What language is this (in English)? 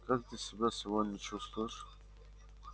Russian